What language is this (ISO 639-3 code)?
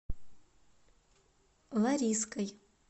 rus